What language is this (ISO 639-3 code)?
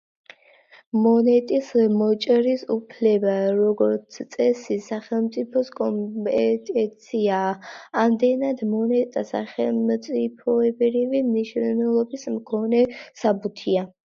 kat